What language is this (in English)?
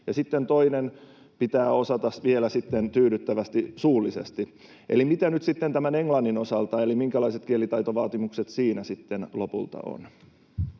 Finnish